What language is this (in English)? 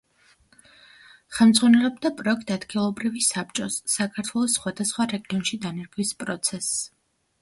Georgian